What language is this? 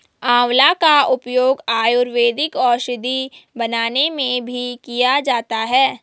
Hindi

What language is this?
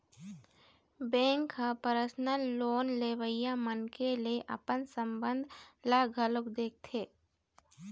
Chhattisgarhi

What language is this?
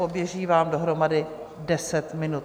Czech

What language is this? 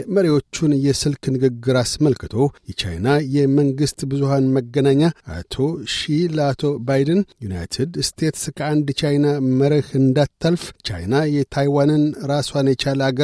Amharic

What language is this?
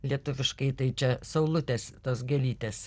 Lithuanian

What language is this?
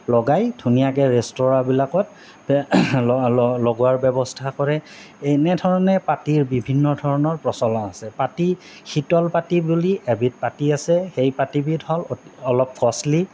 Assamese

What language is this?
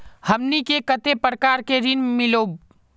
Magahi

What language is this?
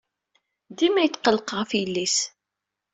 Kabyle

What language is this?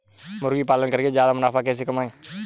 Hindi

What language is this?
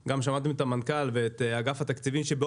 Hebrew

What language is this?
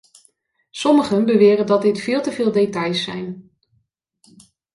Dutch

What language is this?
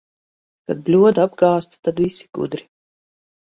Latvian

